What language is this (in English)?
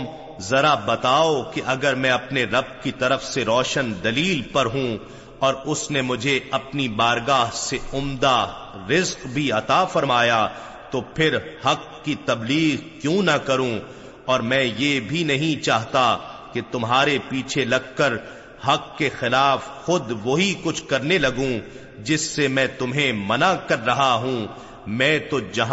Urdu